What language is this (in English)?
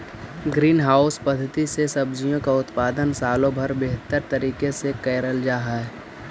Magahi